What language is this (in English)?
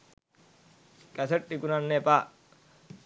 Sinhala